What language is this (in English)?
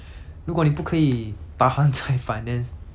English